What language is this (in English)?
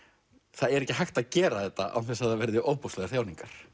Icelandic